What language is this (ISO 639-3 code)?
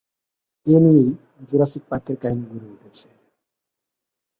ben